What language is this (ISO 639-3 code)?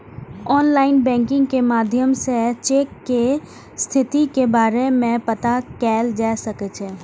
mai